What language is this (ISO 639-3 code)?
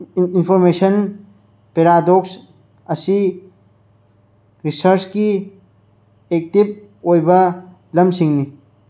mni